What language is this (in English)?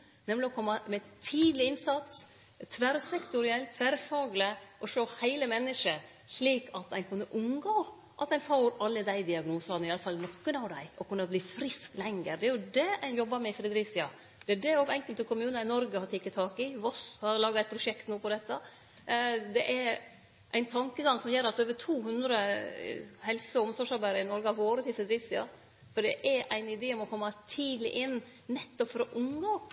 Norwegian Nynorsk